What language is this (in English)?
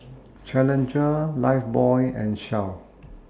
English